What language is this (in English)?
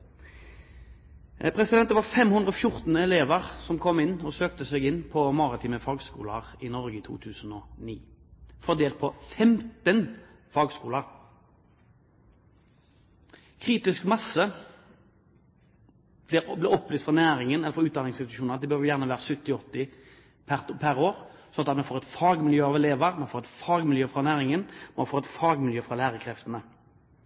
Norwegian Bokmål